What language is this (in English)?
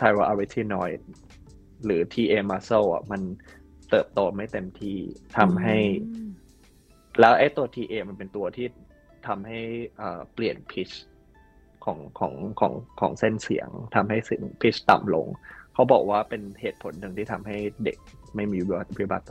Thai